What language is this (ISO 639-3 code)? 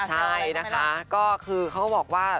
tha